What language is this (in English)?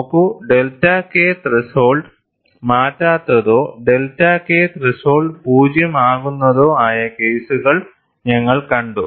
Malayalam